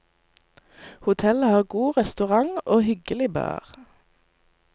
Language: Norwegian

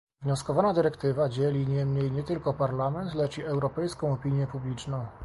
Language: Polish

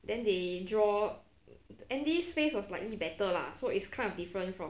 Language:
English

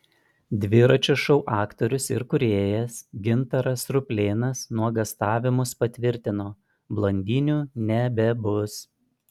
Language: Lithuanian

